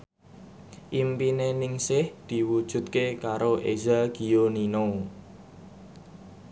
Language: Javanese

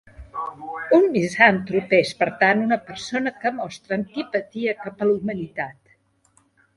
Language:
Catalan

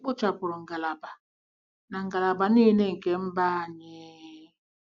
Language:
Igbo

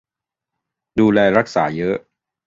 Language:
Thai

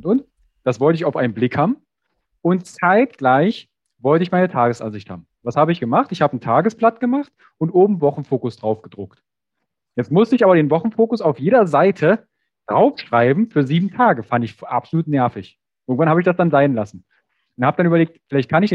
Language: German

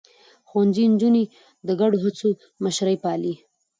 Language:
Pashto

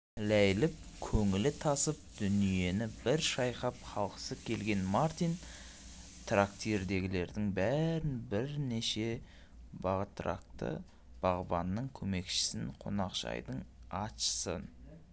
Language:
Kazakh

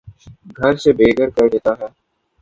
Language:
Urdu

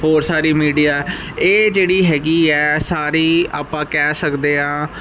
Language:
Punjabi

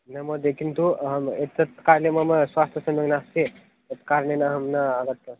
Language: Sanskrit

